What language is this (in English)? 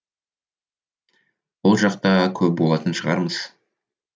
Kazakh